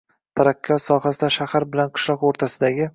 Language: Uzbek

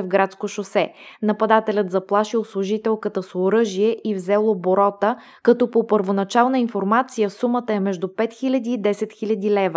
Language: Bulgarian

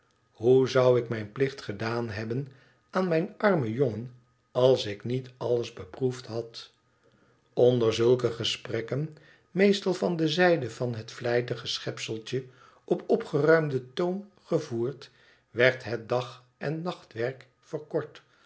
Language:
Dutch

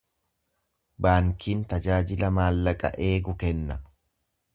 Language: Oromo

